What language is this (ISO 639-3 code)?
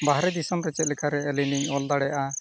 sat